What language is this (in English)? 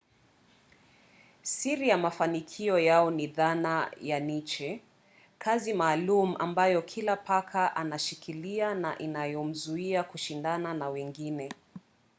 Swahili